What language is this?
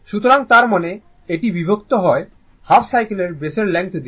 Bangla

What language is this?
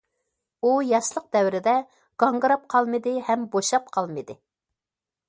Uyghur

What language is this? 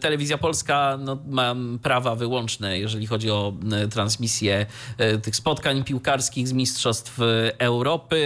Polish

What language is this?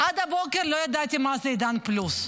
Hebrew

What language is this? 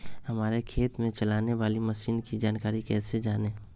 Magahi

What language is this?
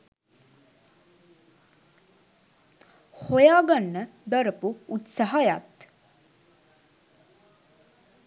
Sinhala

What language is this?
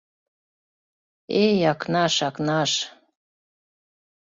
Mari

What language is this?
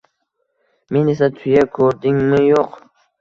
Uzbek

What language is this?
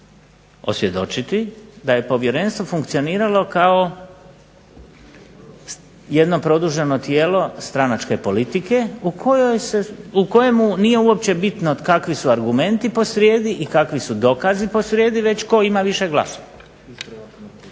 Croatian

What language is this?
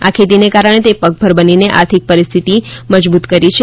Gujarati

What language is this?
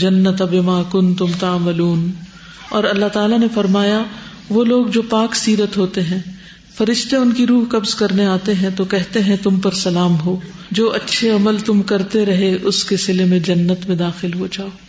Urdu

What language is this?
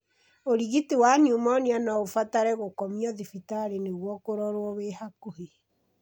Kikuyu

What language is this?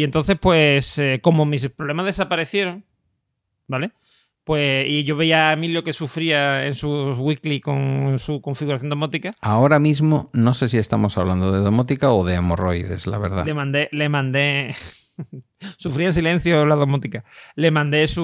Spanish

